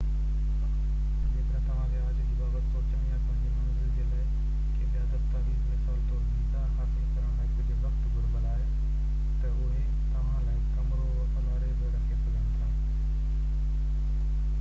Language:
Sindhi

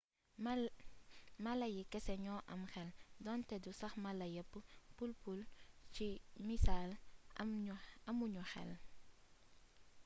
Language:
Wolof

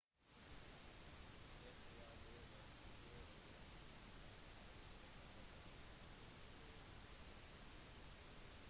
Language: Norwegian Bokmål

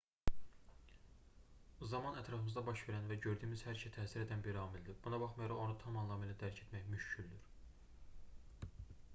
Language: Azerbaijani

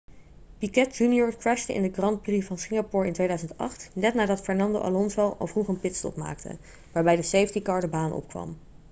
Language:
Dutch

